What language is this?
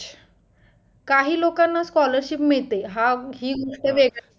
Marathi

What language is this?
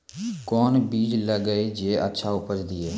Maithili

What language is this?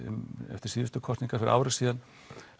Icelandic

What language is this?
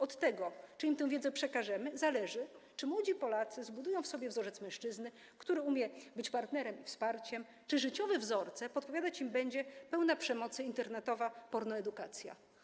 Polish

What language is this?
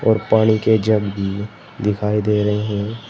Hindi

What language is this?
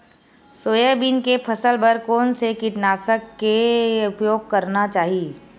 Chhattisgarhi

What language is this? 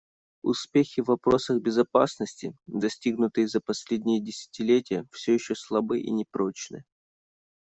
Russian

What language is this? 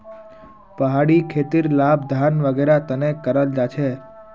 Magahi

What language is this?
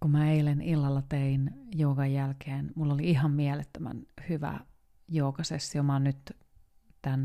Finnish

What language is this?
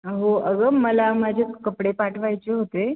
Marathi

